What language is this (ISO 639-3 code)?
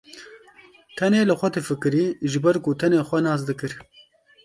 kur